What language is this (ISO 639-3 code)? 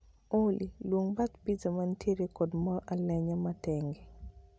luo